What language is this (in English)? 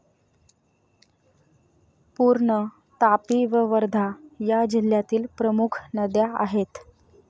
Marathi